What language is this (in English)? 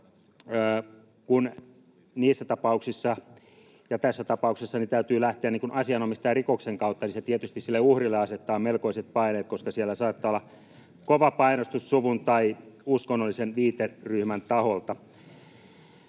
Finnish